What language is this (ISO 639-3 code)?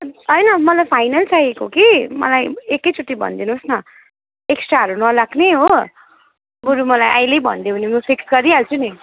nep